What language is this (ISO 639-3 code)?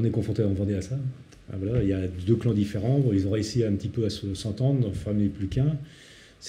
fra